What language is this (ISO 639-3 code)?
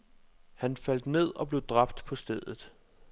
dan